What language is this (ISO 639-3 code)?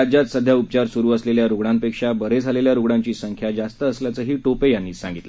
mar